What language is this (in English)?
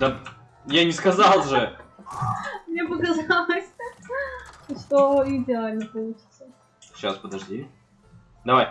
Russian